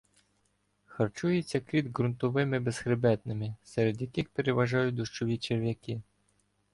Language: Ukrainian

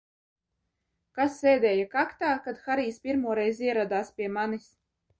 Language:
Latvian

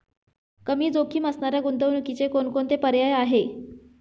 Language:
Marathi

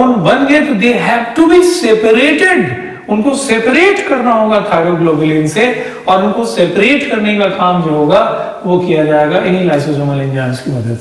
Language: Hindi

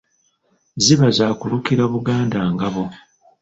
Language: Ganda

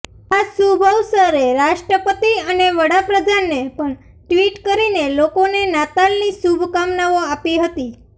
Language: Gujarati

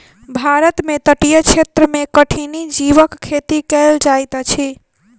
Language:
Maithili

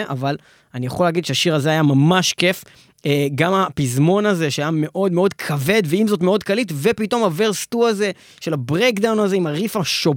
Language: Hebrew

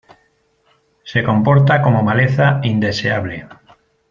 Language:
Spanish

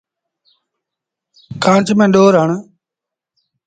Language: Sindhi Bhil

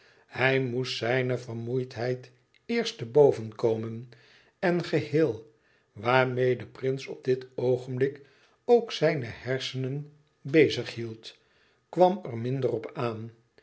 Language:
Dutch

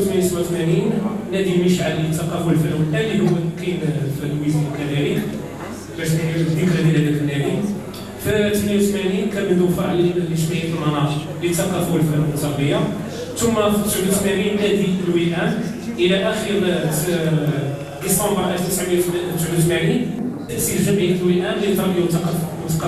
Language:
Arabic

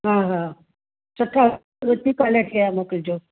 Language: Sindhi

